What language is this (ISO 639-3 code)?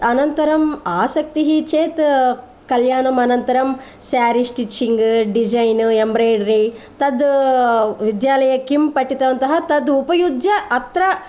san